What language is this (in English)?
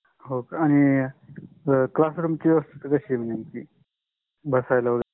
Marathi